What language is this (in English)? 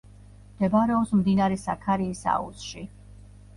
Georgian